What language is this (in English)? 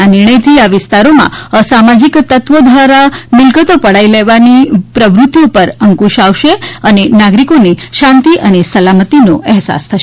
Gujarati